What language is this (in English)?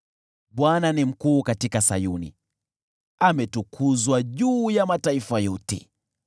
Swahili